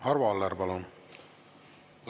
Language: Estonian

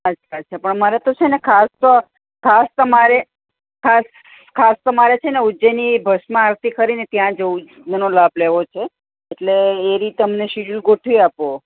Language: Gujarati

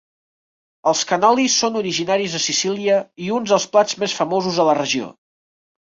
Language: Catalan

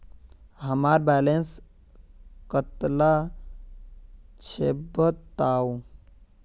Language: Magahi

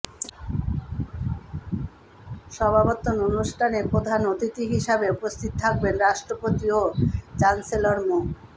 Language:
Bangla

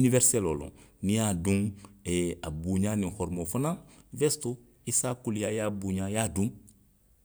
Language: Western Maninkakan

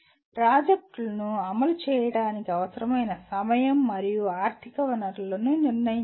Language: Telugu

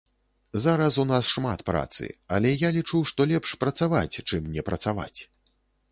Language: Belarusian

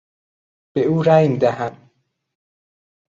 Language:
Persian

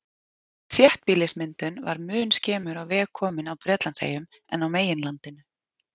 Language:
Icelandic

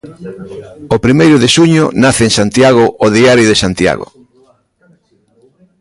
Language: Galician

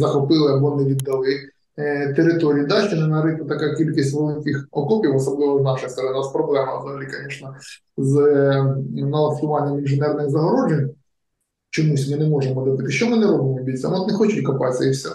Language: Ukrainian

